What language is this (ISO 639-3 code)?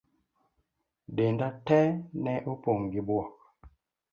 luo